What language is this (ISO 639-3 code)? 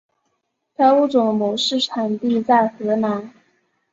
zho